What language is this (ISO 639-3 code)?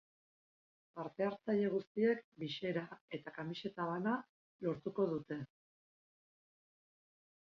eus